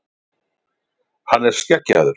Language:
Icelandic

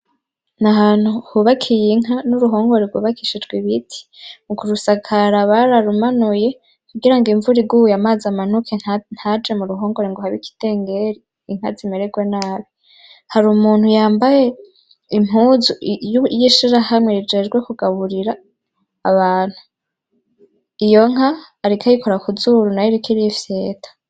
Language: Rundi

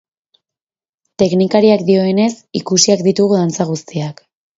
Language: Basque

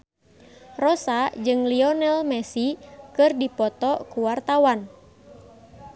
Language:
Sundanese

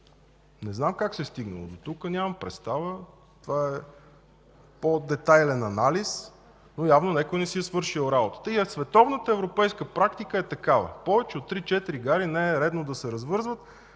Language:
Bulgarian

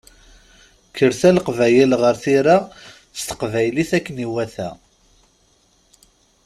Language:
Kabyle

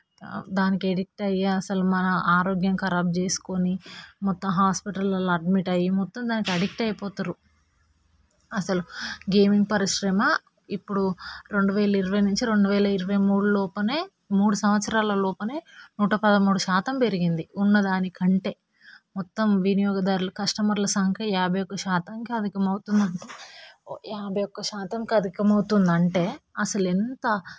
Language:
Telugu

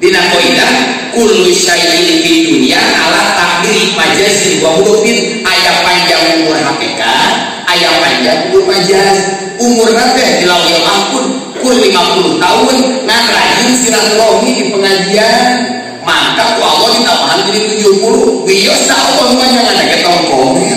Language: Indonesian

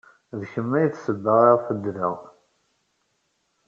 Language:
Kabyle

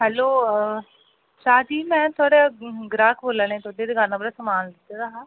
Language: Dogri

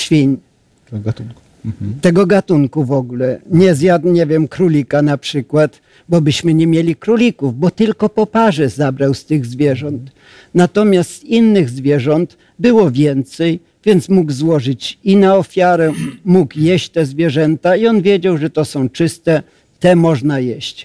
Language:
Polish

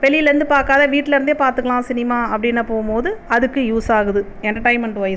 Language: Tamil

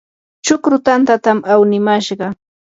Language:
Yanahuanca Pasco Quechua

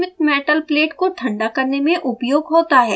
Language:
Hindi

